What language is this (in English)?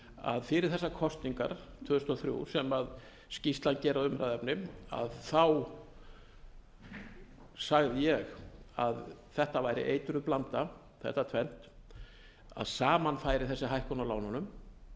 Icelandic